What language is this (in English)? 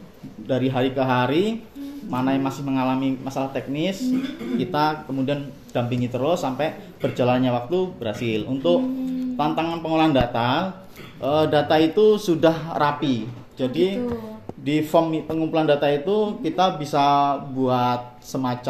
Indonesian